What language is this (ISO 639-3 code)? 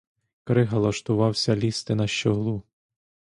ukr